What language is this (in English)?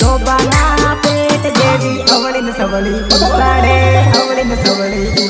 Hindi